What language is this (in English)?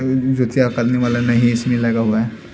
Hindi